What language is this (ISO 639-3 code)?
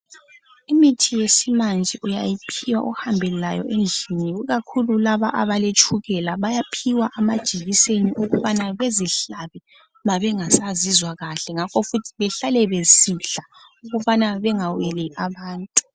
nde